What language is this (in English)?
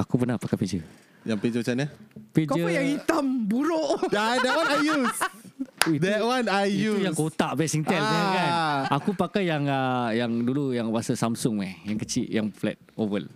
Malay